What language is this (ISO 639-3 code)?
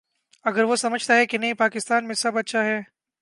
urd